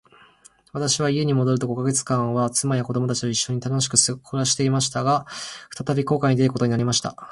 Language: Japanese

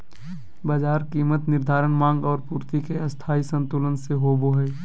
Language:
Magahi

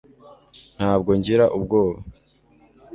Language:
Kinyarwanda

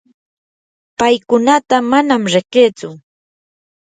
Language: Yanahuanca Pasco Quechua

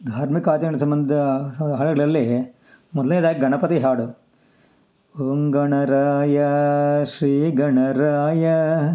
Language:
Kannada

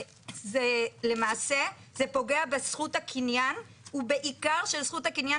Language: Hebrew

